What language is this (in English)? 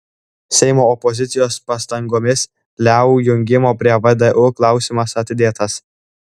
Lithuanian